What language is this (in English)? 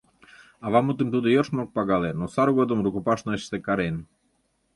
Mari